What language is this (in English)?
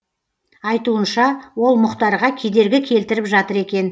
Kazakh